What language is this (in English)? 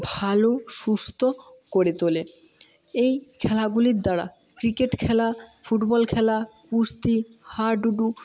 Bangla